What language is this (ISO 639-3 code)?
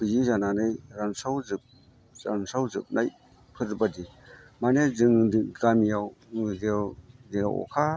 brx